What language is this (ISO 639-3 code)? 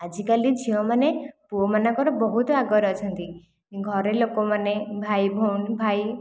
ori